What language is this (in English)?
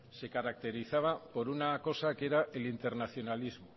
Spanish